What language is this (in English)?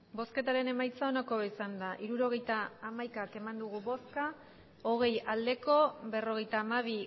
Basque